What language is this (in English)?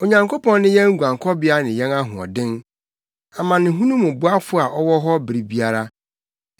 Akan